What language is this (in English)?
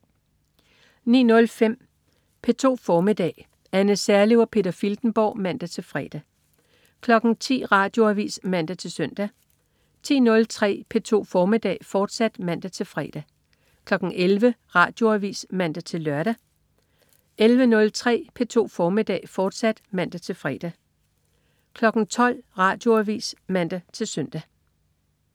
Danish